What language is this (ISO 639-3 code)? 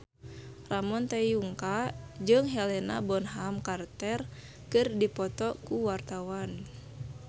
sun